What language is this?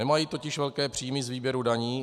Czech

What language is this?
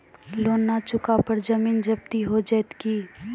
Maithili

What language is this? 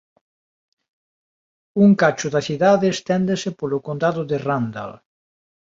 Galician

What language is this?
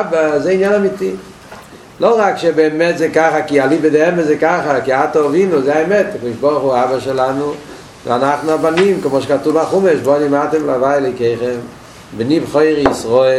Hebrew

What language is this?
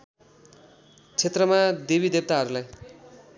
Nepali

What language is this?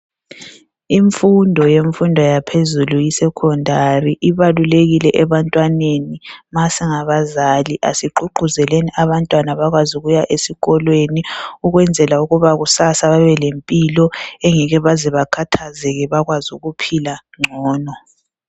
North Ndebele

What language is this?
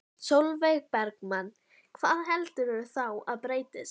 Icelandic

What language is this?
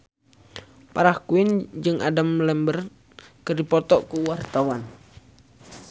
Sundanese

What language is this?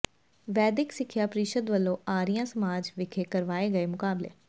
Punjabi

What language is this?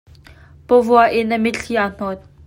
Hakha Chin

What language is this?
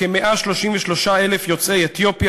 Hebrew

